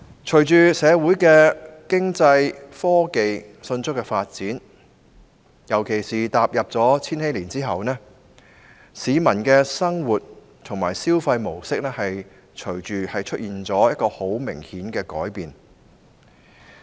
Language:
Cantonese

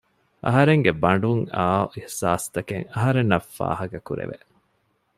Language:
Divehi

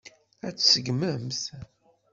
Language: Kabyle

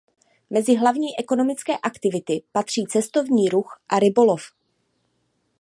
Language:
Czech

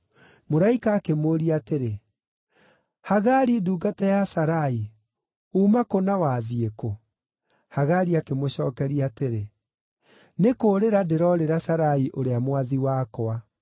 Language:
Kikuyu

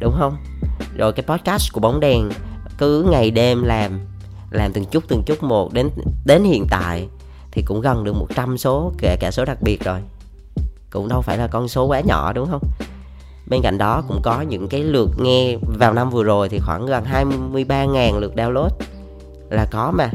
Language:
Vietnamese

